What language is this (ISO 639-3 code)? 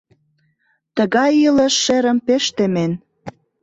chm